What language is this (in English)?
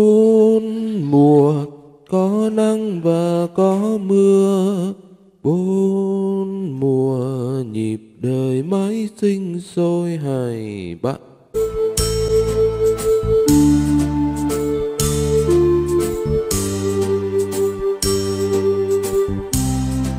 Vietnamese